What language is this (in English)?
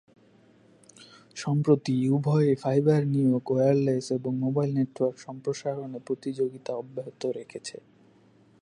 Bangla